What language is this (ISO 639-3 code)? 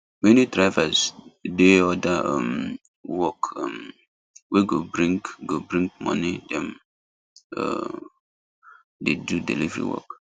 pcm